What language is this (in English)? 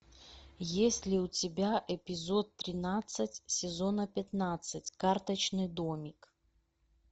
Russian